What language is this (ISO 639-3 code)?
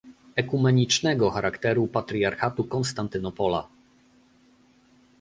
pol